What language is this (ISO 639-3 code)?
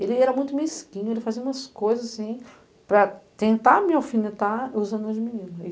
por